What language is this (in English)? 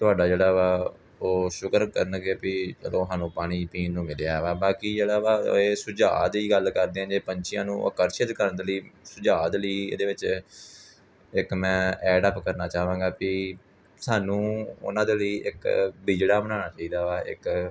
Punjabi